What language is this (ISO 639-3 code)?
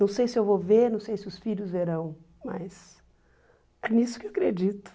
por